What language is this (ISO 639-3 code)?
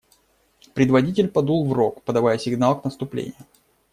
rus